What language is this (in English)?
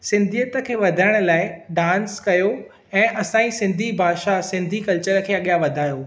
Sindhi